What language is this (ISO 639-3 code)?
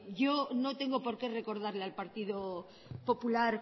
spa